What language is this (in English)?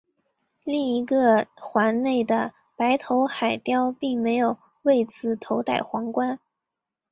Chinese